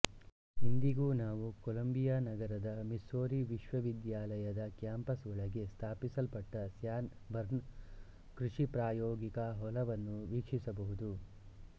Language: Kannada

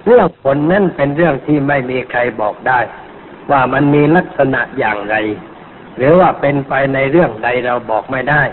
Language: Thai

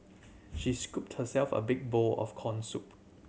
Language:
English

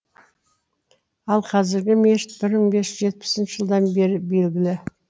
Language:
Kazakh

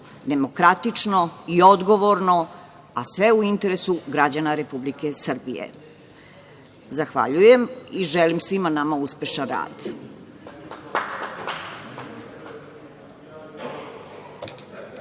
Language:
Serbian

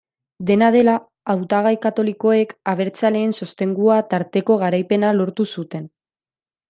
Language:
Basque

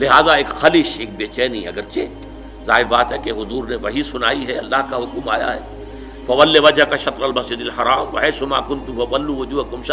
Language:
Urdu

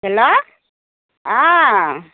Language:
Assamese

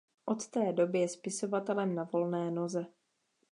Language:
Czech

